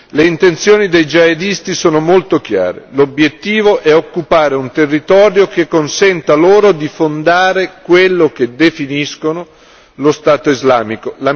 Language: Italian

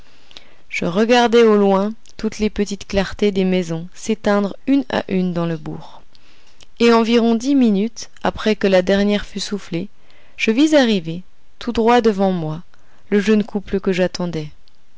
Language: French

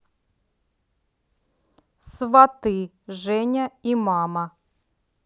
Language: Russian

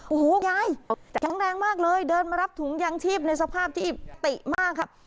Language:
Thai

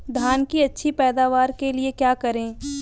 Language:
Hindi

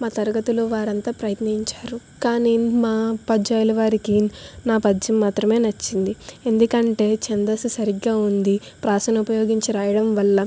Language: Telugu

